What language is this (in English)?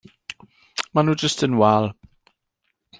Welsh